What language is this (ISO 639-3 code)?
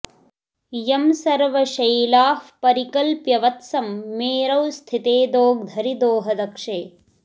san